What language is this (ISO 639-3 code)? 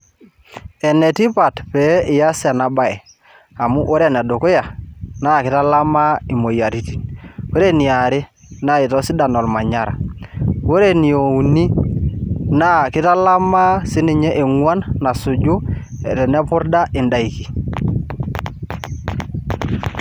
mas